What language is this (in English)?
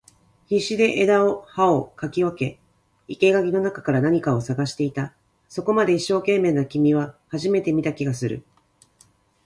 Japanese